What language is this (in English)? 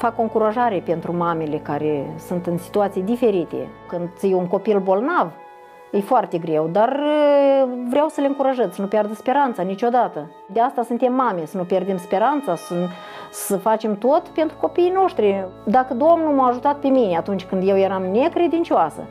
Romanian